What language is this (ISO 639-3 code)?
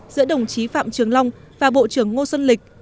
vie